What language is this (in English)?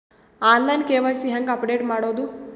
Kannada